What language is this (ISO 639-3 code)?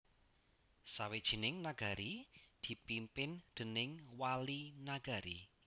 jav